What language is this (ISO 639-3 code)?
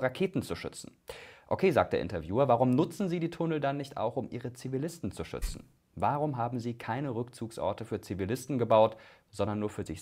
deu